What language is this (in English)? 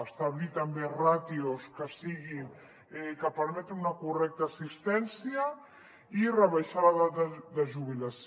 Catalan